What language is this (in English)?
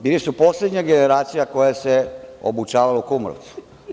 Serbian